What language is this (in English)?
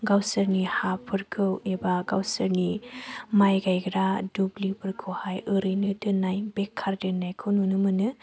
Bodo